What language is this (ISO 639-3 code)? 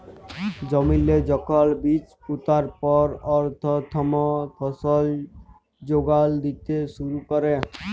ben